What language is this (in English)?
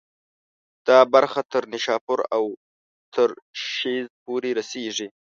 Pashto